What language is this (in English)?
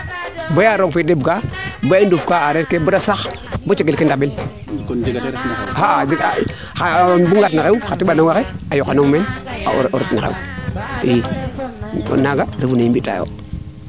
Serer